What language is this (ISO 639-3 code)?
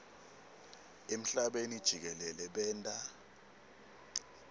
ssw